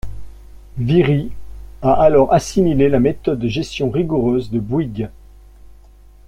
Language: French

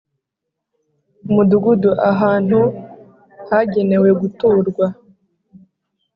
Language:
Kinyarwanda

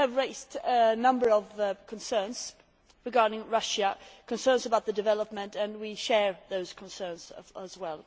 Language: English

